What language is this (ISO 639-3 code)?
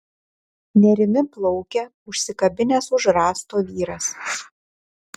lit